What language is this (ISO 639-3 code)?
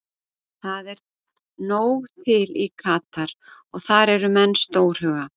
isl